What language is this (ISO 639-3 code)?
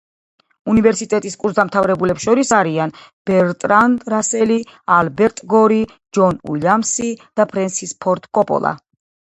kat